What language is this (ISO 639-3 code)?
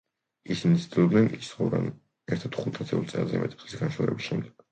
kat